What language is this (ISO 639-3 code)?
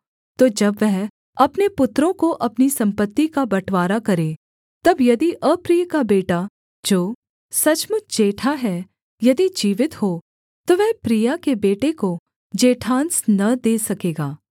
hin